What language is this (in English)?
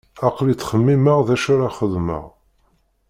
Kabyle